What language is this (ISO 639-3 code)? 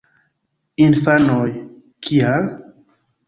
epo